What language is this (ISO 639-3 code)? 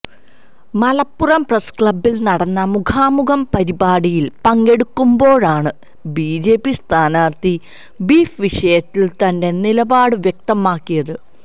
mal